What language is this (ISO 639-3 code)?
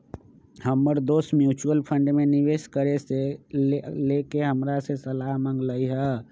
mag